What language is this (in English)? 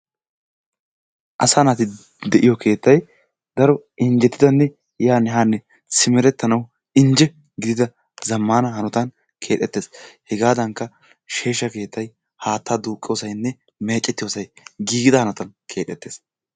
Wolaytta